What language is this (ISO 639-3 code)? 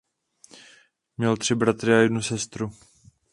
ces